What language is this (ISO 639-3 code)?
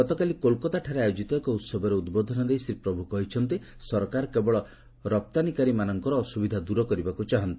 ori